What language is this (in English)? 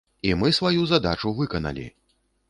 Belarusian